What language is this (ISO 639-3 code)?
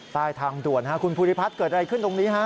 tha